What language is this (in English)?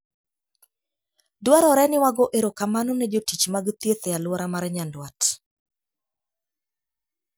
Luo (Kenya and Tanzania)